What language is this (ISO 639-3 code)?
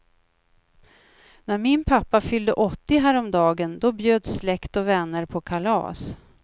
swe